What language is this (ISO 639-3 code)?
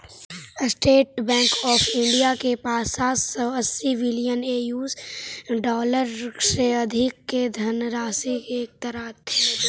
mag